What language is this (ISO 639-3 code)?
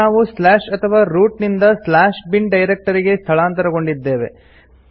kan